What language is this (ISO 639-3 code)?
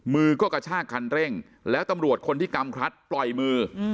tha